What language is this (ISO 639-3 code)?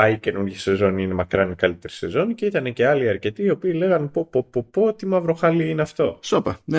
ell